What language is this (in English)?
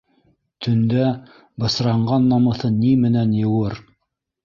Bashkir